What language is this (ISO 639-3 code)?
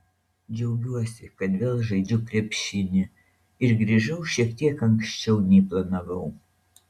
lit